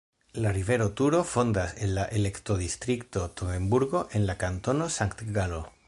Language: Esperanto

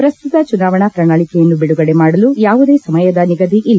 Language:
Kannada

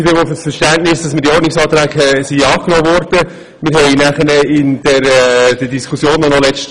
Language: Swiss German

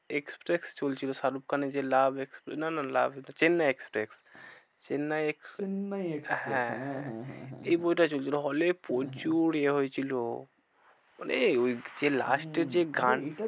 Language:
Bangla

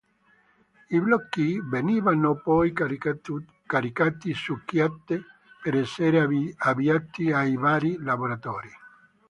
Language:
Italian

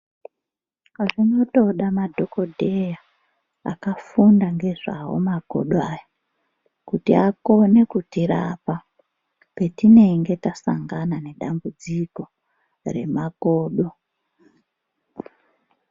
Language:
Ndau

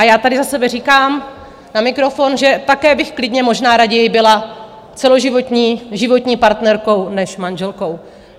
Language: Czech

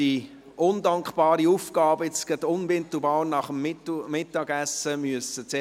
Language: Swiss German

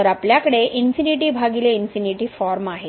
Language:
Marathi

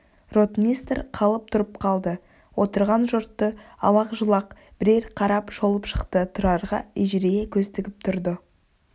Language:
Kazakh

